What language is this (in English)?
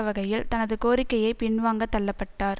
Tamil